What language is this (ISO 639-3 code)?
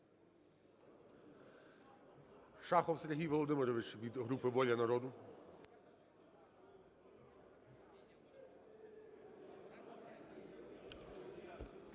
ukr